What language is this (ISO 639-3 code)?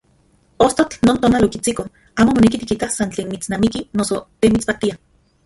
ncx